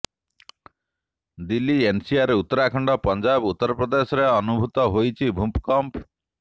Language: Odia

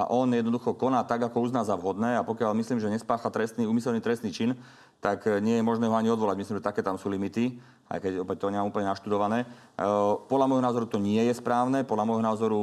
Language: Slovak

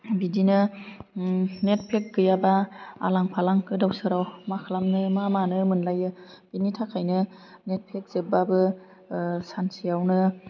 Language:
Bodo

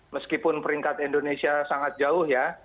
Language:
Indonesian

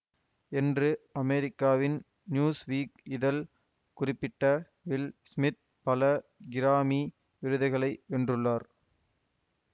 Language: Tamil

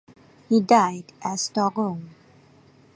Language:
English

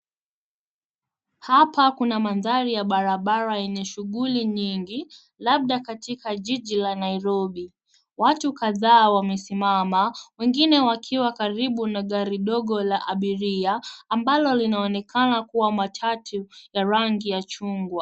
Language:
Swahili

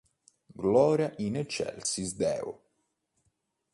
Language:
Italian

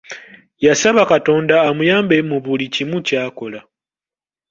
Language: Ganda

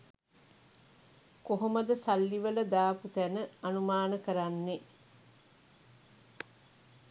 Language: Sinhala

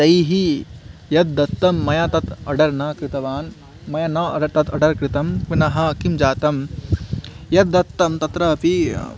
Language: Sanskrit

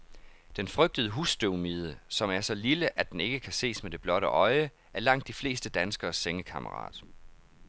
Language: Danish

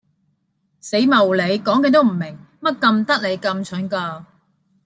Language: Cantonese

